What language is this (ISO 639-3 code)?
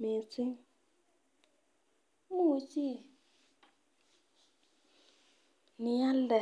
kln